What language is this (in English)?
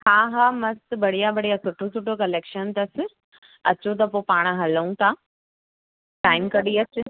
Sindhi